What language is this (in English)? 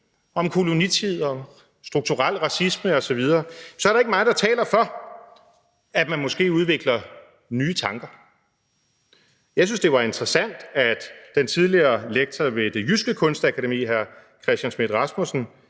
Danish